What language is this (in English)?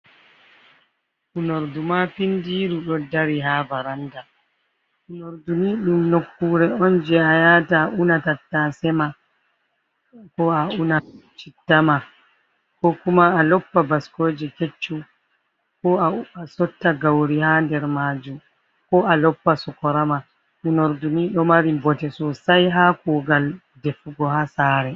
Fula